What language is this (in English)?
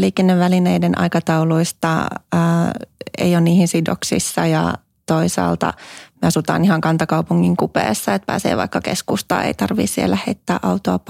Finnish